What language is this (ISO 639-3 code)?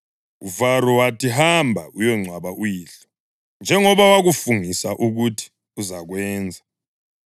nde